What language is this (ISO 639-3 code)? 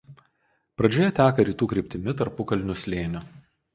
lit